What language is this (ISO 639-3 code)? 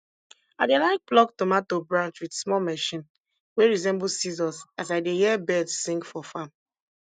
pcm